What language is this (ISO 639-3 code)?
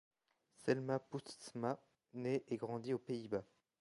fra